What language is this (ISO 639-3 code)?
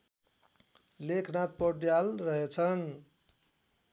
nep